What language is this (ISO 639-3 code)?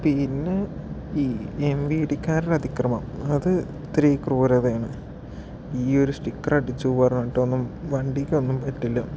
mal